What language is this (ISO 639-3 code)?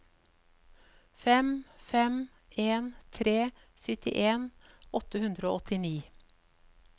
nor